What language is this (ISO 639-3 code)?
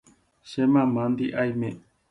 grn